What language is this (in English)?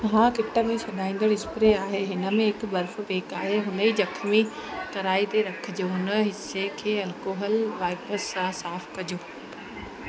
Sindhi